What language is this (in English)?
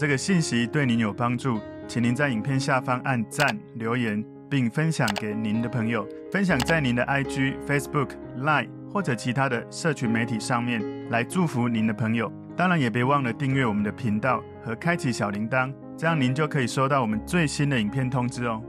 Chinese